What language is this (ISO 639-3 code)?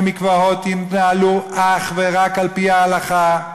heb